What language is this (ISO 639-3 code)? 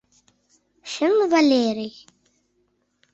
chm